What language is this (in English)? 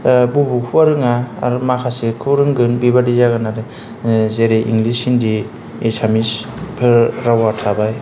Bodo